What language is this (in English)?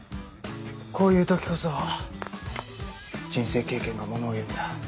Japanese